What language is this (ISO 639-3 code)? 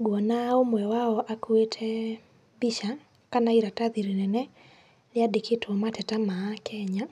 kik